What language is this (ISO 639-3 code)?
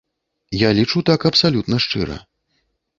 bel